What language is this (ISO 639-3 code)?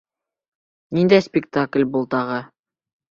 bak